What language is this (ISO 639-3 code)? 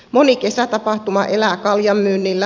fin